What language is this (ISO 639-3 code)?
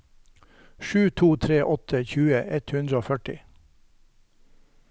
nor